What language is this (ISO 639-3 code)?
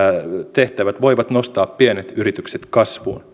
fin